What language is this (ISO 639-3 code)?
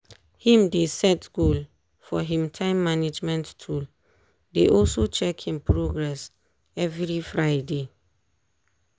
pcm